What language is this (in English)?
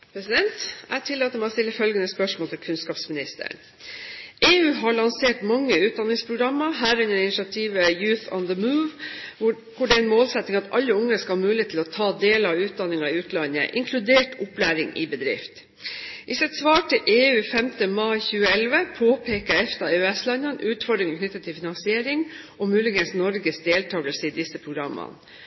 Norwegian Bokmål